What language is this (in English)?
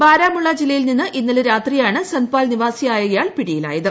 Malayalam